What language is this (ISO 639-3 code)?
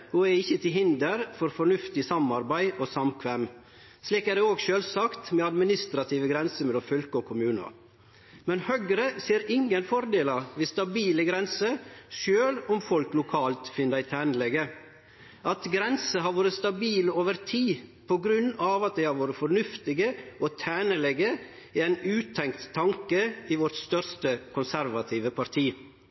nno